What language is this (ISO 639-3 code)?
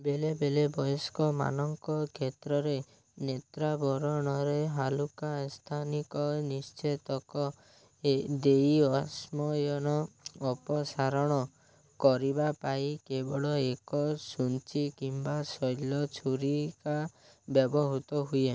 ori